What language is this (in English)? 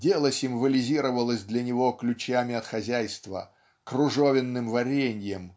Russian